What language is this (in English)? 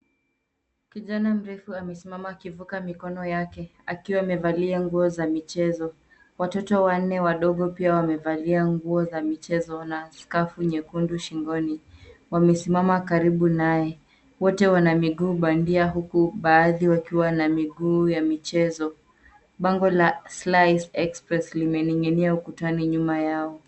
Swahili